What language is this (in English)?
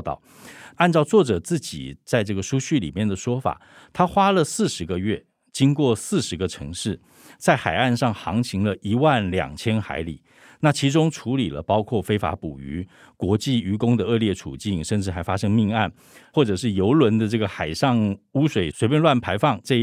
Chinese